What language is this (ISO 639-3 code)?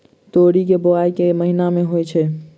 mai